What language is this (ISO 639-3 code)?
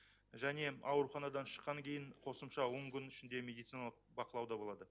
kaz